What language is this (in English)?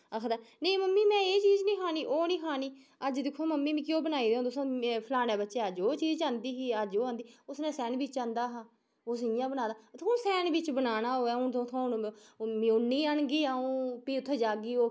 Dogri